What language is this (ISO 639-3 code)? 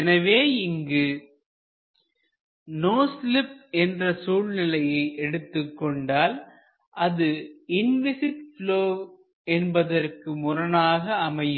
tam